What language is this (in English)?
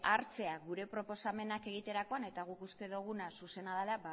Basque